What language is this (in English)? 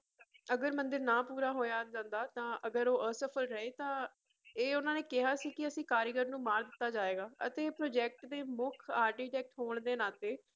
Punjabi